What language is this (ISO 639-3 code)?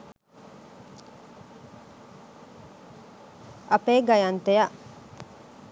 sin